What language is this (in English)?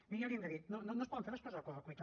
Catalan